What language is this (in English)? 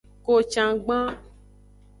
Aja (Benin)